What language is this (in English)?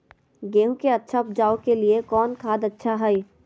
Magahi